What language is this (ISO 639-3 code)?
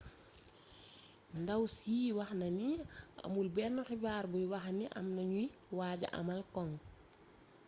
wol